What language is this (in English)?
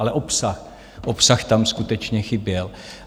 Czech